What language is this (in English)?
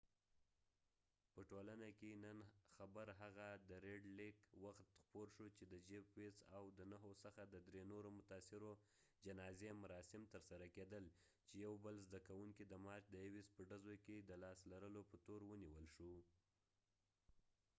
Pashto